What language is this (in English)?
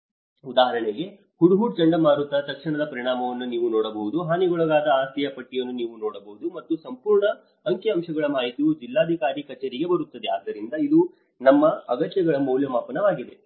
Kannada